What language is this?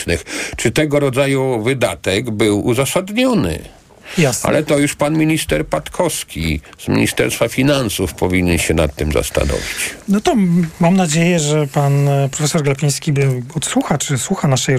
Polish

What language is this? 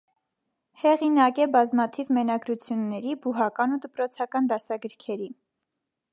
Armenian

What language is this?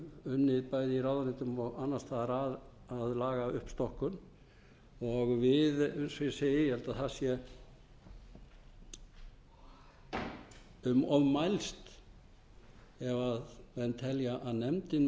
Icelandic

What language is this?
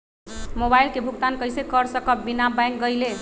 Magahi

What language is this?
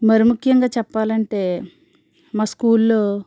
Telugu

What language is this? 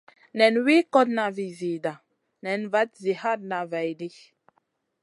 Masana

